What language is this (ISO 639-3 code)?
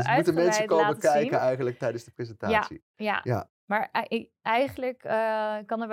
nld